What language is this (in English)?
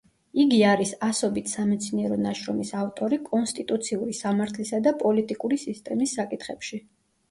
Georgian